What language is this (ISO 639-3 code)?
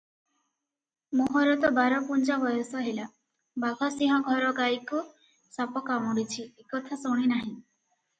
ori